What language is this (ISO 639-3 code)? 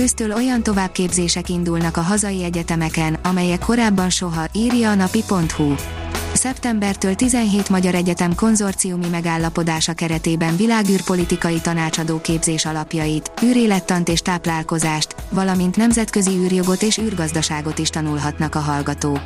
hun